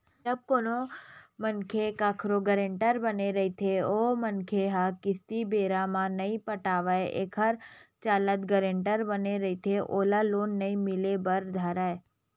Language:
Chhattisgarhi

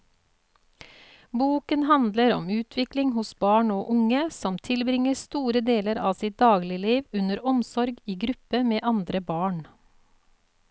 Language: Norwegian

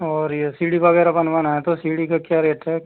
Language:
Hindi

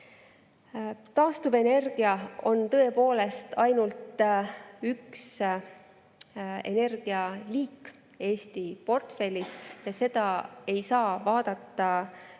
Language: Estonian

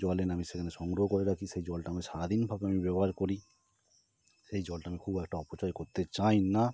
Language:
Bangla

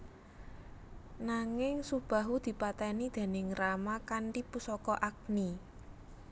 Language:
Javanese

